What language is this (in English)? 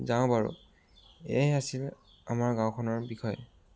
Assamese